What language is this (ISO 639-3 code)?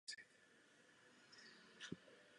ces